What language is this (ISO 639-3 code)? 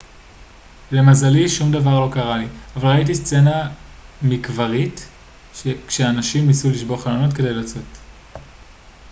heb